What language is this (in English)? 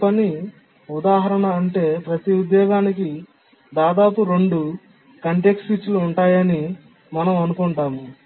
Telugu